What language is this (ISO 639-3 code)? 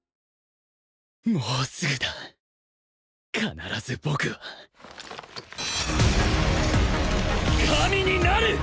jpn